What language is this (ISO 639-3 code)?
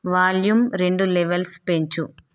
tel